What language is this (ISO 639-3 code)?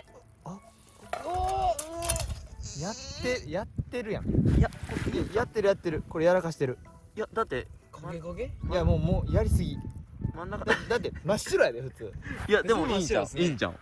jpn